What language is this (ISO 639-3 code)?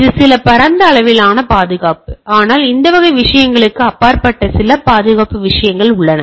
tam